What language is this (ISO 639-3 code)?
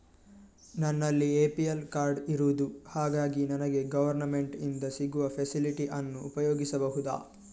kan